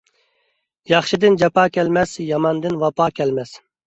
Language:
Uyghur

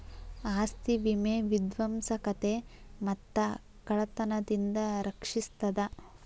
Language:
Kannada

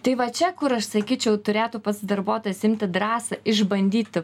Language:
Lithuanian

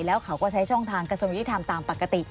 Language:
Thai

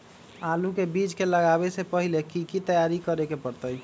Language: Magahi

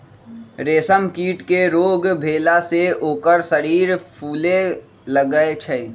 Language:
Magahi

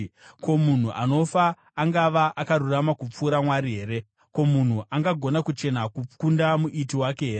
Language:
Shona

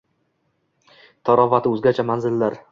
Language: Uzbek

